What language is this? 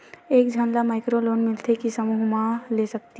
Chhattisgarhi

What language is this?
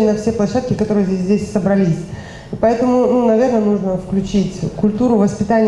Russian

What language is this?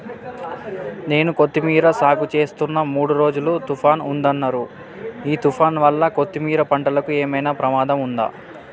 Telugu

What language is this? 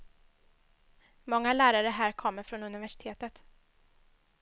Swedish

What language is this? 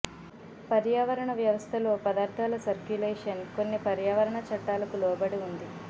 Telugu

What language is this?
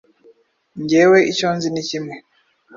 Kinyarwanda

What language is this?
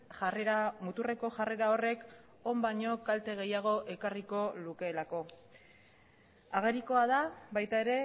Basque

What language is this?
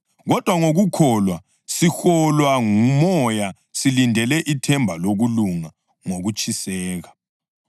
North Ndebele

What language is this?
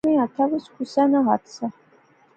Pahari-Potwari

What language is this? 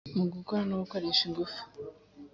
Kinyarwanda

